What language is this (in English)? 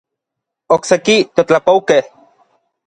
Orizaba Nahuatl